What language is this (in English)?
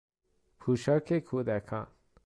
Persian